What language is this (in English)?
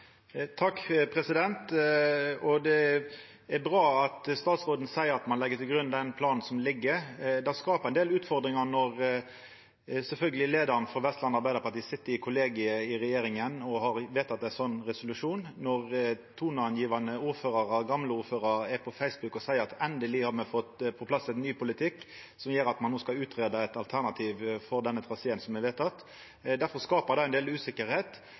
Norwegian Nynorsk